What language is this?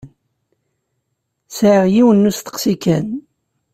Kabyle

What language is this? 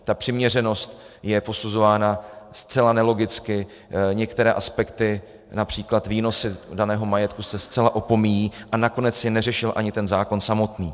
Czech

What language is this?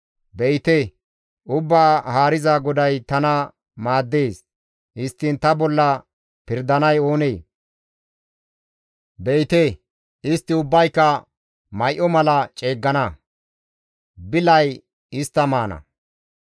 Gamo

